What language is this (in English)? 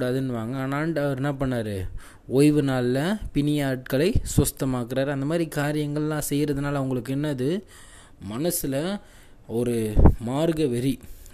Tamil